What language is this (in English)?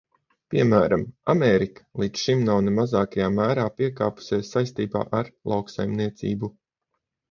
Latvian